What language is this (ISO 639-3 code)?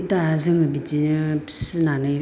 brx